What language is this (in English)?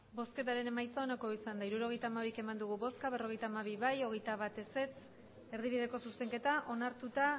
Basque